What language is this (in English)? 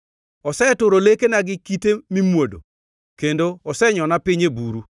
Luo (Kenya and Tanzania)